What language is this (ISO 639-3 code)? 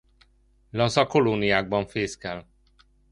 hun